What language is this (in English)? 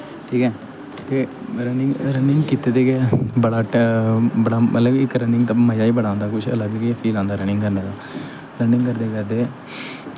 Dogri